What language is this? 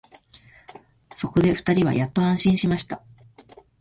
Japanese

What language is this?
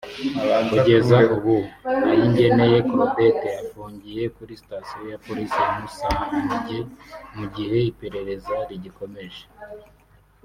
Kinyarwanda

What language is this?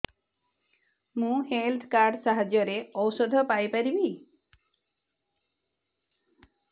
Odia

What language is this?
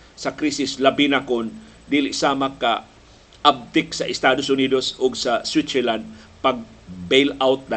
Filipino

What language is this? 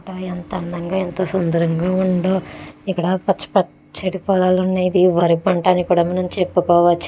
Telugu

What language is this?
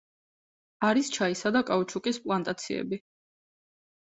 Georgian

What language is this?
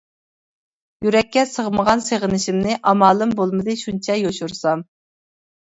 Uyghur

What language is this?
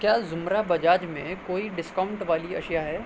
Urdu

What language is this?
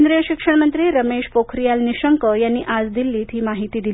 Marathi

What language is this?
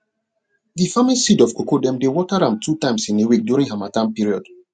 Nigerian Pidgin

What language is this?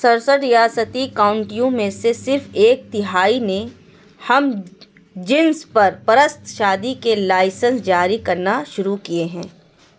Urdu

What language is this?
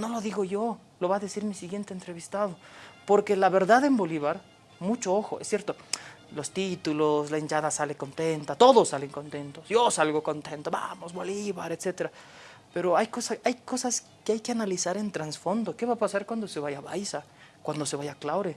Spanish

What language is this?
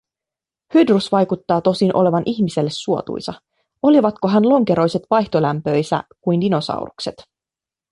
Finnish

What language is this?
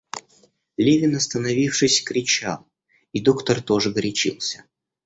Russian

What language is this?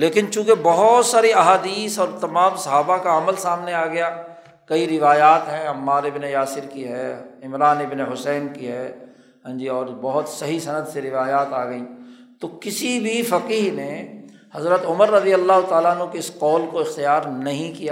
Urdu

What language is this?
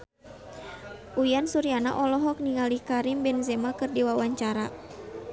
Sundanese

